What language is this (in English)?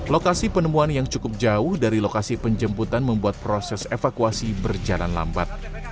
Indonesian